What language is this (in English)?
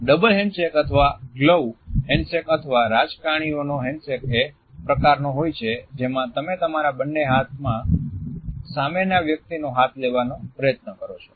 Gujarati